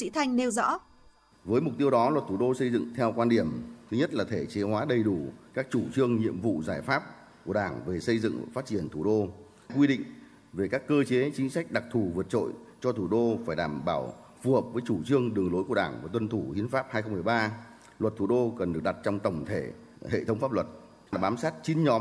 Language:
Vietnamese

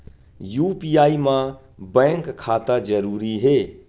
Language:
Chhattisgarhi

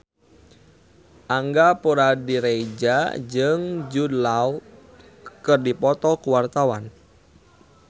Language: Sundanese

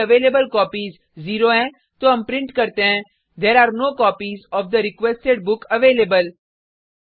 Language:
Hindi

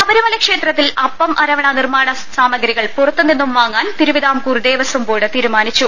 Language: Malayalam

